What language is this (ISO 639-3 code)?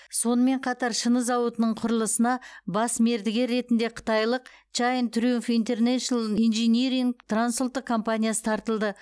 kaz